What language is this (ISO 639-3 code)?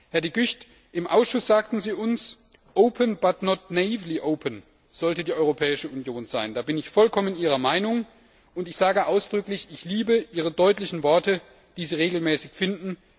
deu